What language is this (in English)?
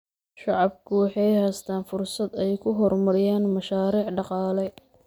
Somali